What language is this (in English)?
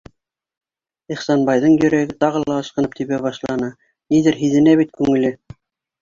Bashkir